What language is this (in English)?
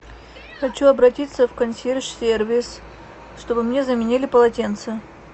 Russian